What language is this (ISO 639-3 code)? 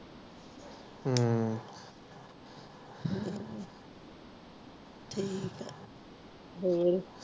pan